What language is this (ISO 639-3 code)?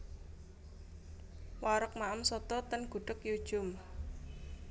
jav